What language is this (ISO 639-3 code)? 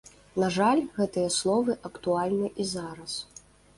bel